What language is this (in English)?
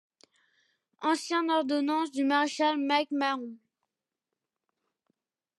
French